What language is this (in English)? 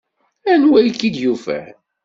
Kabyle